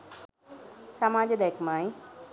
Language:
Sinhala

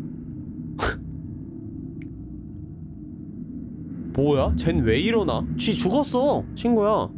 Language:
Korean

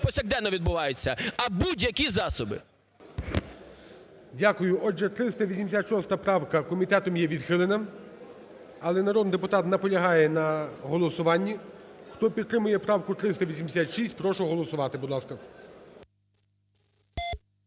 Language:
Ukrainian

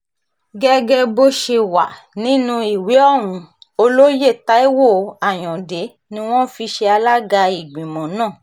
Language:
Yoruba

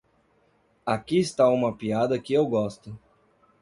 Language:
Portuguese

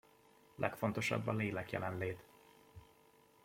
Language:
Hungarian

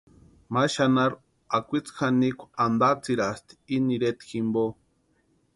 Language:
Western Highland Purepecha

